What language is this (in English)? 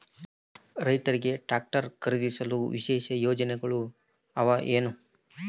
Kannada